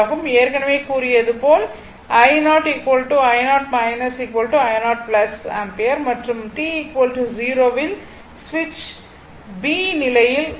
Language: Tamil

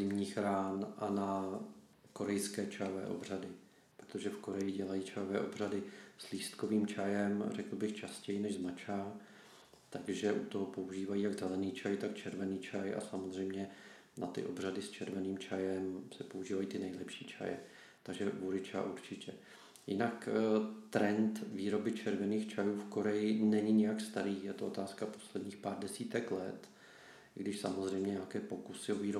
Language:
Czech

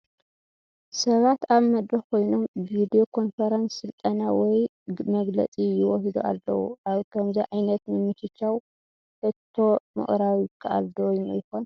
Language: Tigrinya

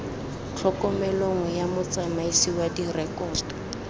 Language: Tswana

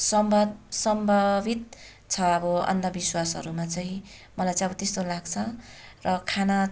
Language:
Nepali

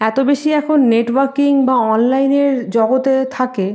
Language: Bangla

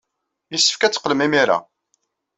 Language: Kabyle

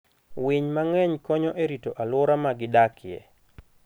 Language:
Luo (Kenya and Tanzania)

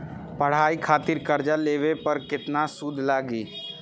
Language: Bhojpuri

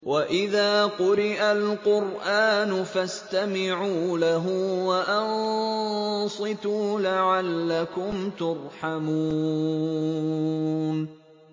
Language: Arabic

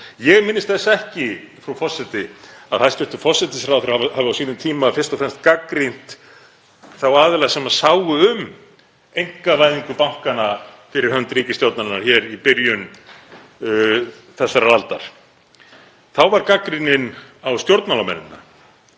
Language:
Icelandic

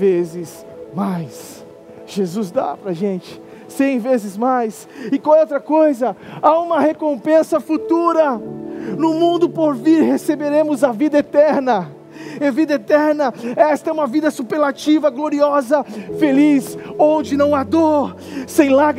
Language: Portuguese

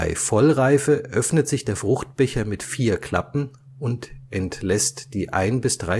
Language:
German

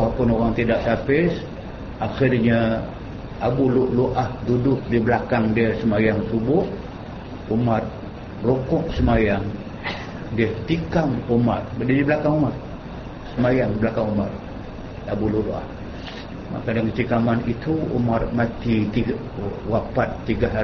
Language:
Malay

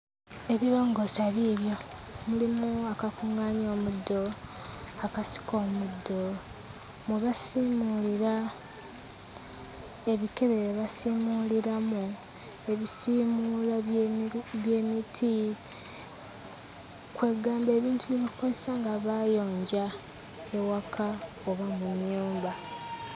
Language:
Ganda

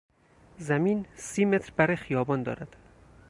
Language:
Persian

